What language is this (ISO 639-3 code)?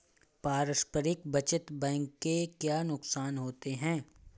hin